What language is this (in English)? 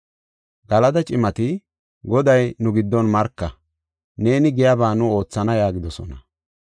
Gofa